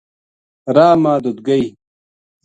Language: Gujari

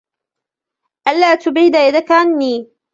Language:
Arabic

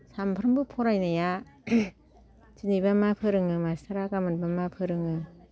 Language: Bodo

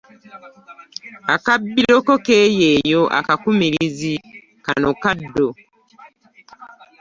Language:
Ganda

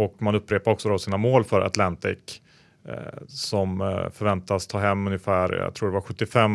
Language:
Swedish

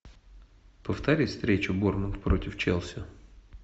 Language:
Russian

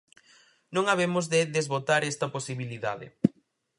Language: Galician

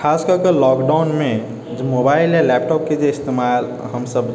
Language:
Maithili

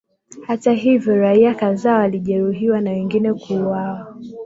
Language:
Swahili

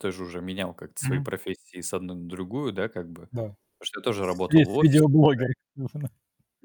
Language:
Russian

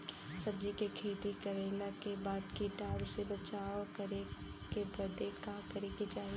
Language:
Bhojpuri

